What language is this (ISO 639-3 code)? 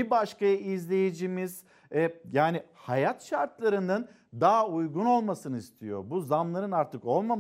tur